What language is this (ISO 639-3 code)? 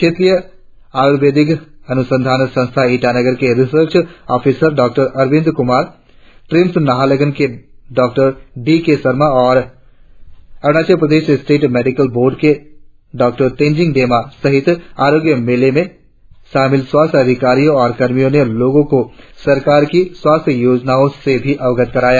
hin